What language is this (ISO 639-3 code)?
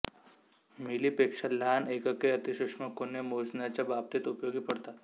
mar